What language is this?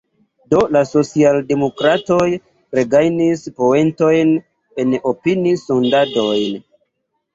Esperanto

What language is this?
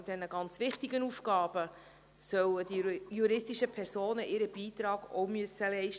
Swiss German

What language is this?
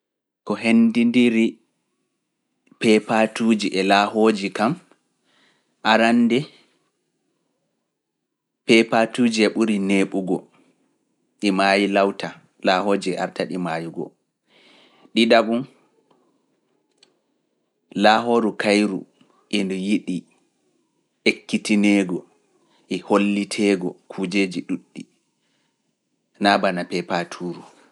Fula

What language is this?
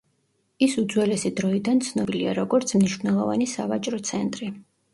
Georgian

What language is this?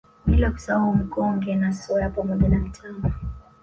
Swahili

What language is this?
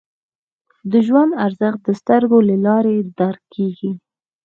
Pashto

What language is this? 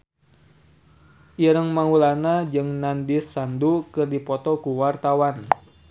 Sundanese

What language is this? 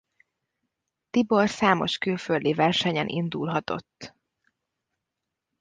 Hungarian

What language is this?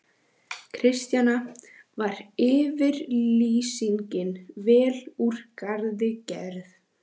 Icelandic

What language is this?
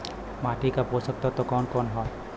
Bhojpuri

